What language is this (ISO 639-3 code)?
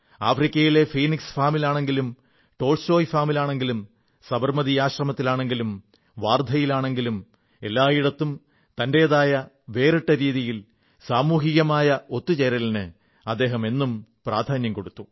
mal